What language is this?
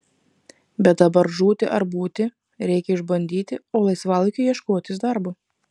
Lithuanian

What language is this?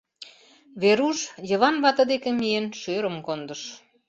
Mari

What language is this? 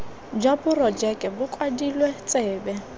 Tswana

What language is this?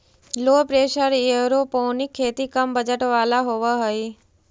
Magahi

